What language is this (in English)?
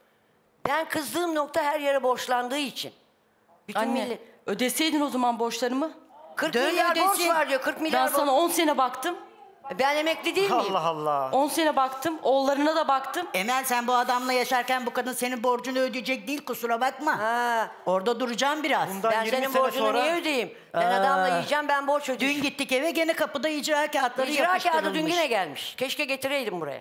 Turkish